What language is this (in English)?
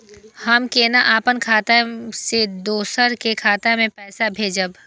Maithili